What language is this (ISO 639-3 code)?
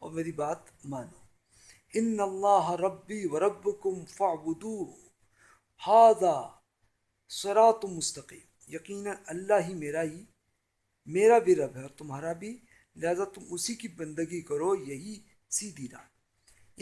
urd